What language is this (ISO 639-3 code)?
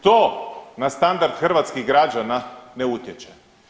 hrv